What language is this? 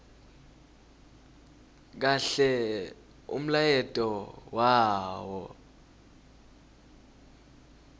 Swati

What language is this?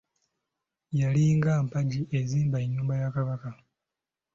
Ganda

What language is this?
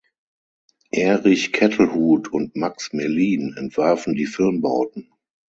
German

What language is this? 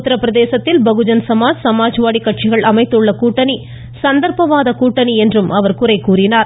Tamil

